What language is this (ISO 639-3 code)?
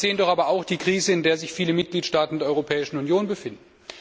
deu